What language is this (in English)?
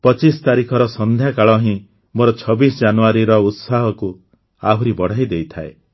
Odia